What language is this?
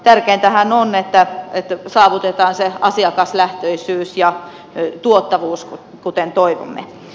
Finnish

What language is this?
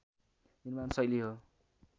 Nepali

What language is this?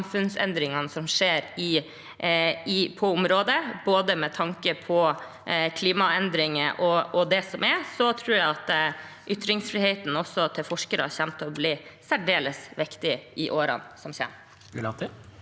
Norwegian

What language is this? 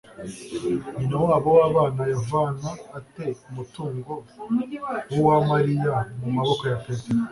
Kinyarwanda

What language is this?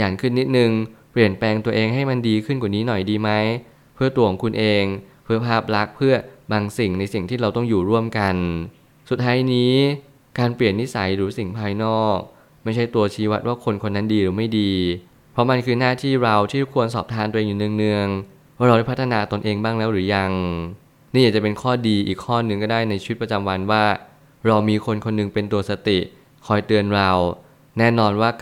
Thai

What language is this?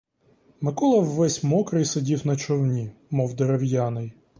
Ukrainian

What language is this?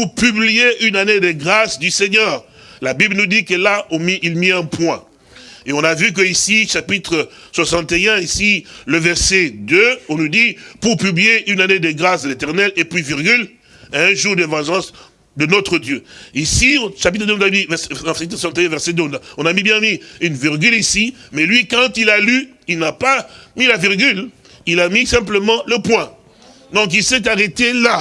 French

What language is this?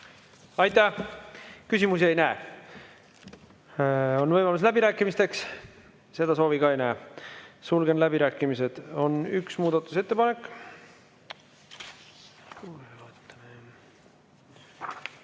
Estonian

